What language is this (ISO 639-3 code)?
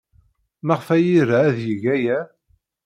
kab